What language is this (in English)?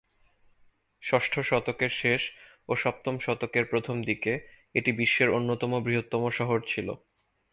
Bangla